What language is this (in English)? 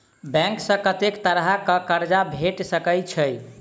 Maithili